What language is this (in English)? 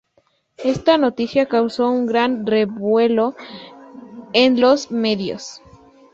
Spanish